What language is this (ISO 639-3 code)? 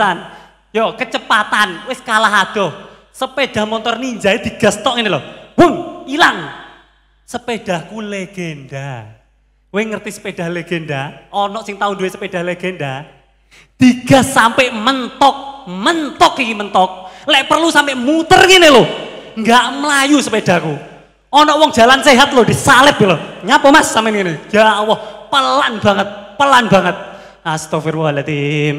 ind